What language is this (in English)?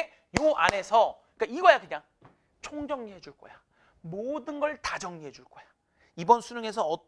Korean